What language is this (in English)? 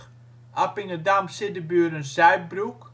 Dutch